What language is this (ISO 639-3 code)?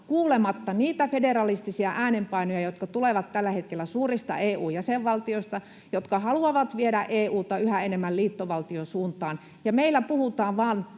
fin